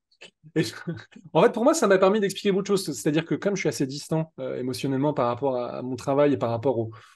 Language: French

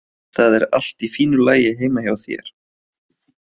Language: Icelandic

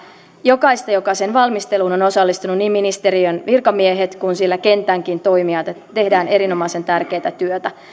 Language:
Finnish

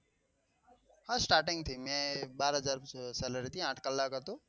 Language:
Gujarati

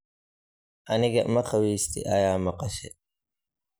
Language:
Somali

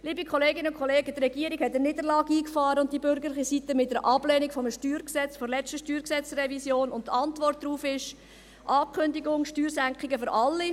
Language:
Swiss German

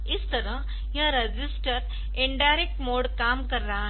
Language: Hindi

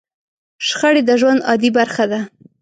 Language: Pashto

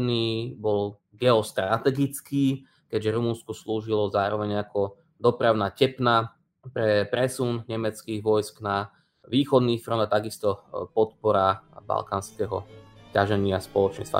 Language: Slovak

